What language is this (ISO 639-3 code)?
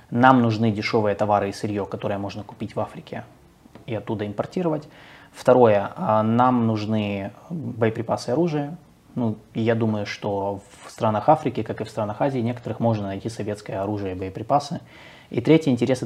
rus